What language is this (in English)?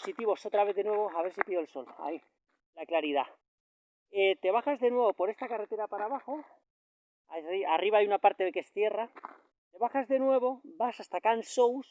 Spanish